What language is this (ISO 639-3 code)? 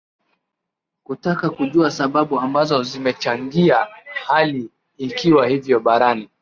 swa